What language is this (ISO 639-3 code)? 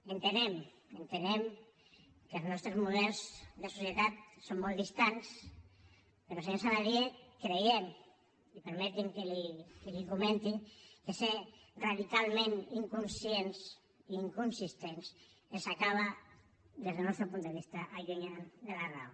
cat